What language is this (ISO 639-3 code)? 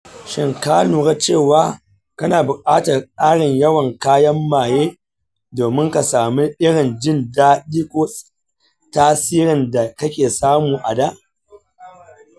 hau